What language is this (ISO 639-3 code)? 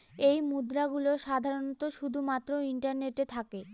ben